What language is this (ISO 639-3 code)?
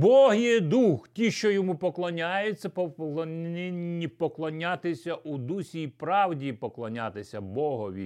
ukr